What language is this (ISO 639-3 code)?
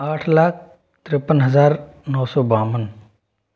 hin